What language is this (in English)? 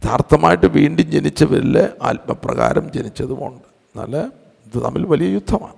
Malayalam